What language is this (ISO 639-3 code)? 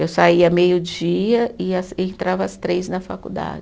por